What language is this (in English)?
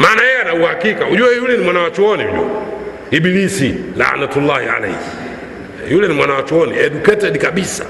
Swahili